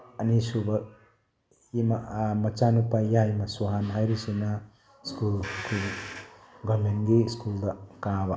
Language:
Manipuri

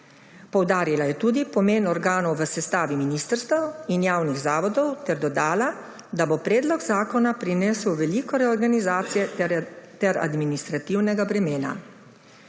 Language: Slovenian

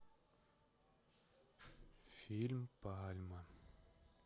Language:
Russian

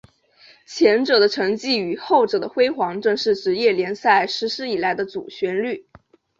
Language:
Chinese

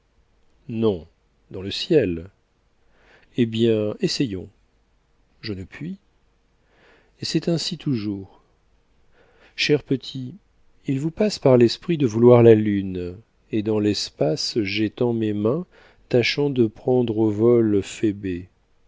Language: French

